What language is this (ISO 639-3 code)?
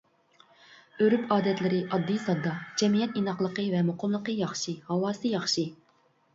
uig